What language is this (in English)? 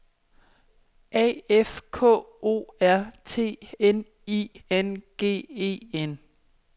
Danish